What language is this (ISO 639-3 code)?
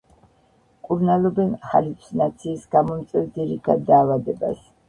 kat